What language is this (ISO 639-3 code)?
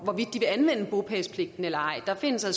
dan